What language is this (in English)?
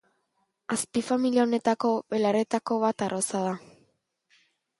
Basque